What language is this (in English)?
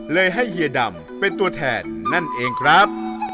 Thai